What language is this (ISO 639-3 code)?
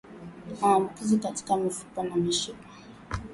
swa